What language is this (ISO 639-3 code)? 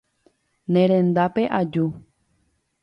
grn